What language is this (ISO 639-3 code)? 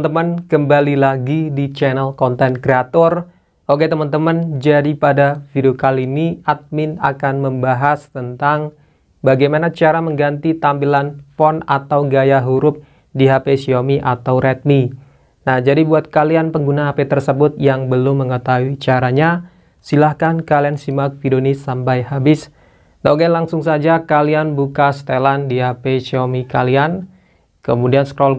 ind